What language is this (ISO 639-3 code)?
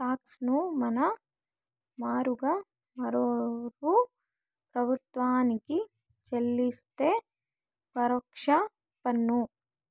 tel